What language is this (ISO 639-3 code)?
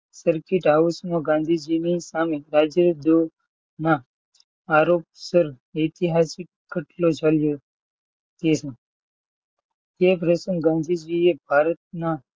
guj